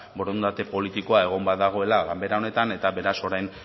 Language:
Basque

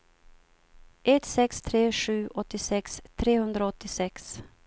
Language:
Swedish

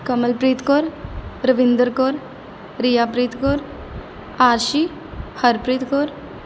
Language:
Punjabi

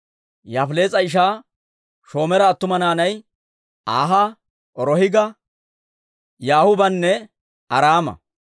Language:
Dawro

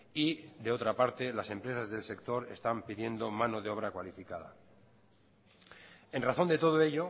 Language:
Spanish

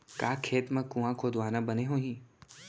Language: Chhattisgarhi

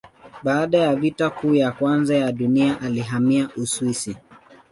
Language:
Swahili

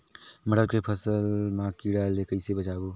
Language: Chhattisgarhi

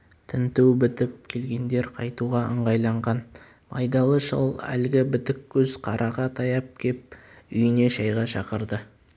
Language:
Kazakh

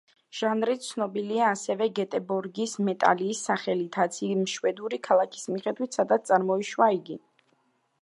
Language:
Georgian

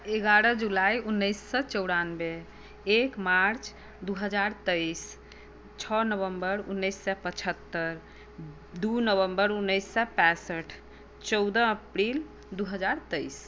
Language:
Maithili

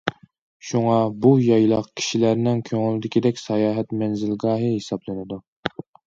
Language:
Uyghur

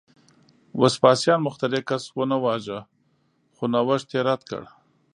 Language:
Pashto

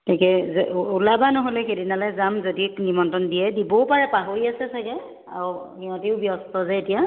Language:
Assamese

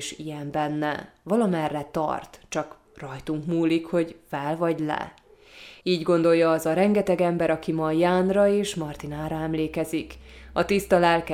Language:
Hungarian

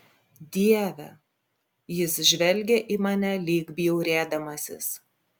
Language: Lithuanian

